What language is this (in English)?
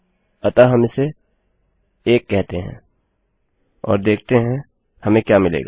Hindi